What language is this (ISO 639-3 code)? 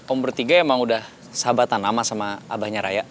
ind